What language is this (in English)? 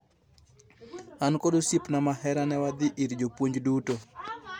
Luo (Kenya and Tanzania)